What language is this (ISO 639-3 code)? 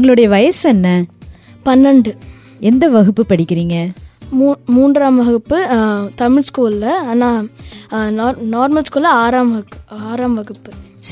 tam